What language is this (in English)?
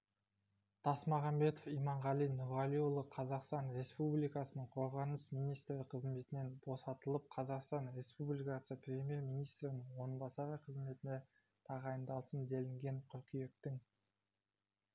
Kazakh